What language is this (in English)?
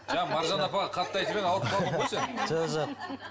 Kazakh